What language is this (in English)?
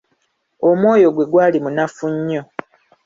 Ganda